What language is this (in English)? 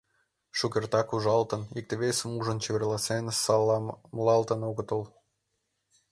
Mari